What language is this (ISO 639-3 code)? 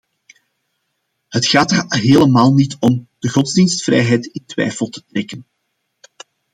nld